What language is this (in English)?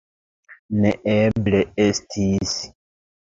Esperanto